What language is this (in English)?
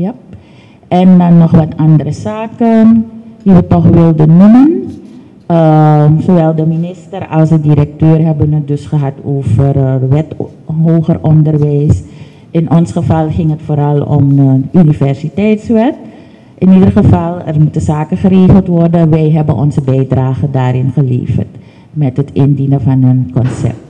Dutch